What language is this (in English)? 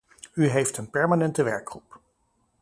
Dutch